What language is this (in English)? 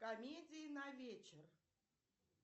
Russian